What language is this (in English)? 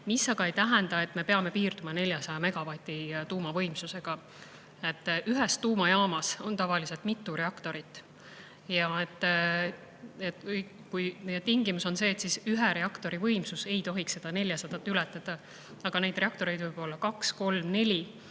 Estonian